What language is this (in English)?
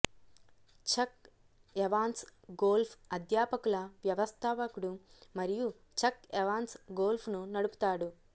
Telugu